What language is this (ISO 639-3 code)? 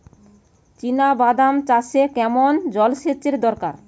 ben